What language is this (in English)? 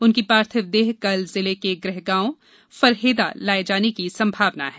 Hindi